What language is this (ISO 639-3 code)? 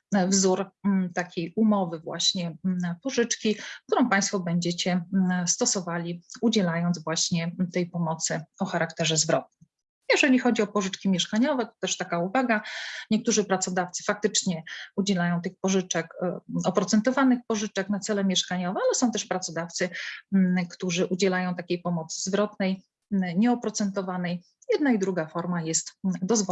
pol